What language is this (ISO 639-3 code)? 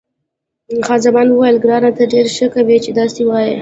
pus